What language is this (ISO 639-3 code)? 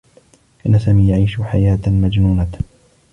ara